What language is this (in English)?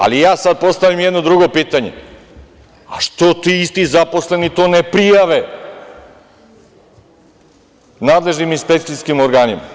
Serbian